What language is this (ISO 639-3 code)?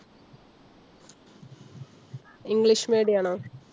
mal